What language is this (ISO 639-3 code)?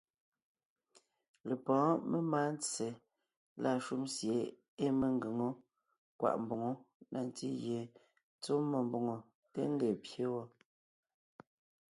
nnh